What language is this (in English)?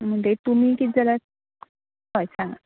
Konkani